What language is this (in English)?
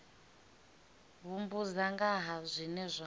Venda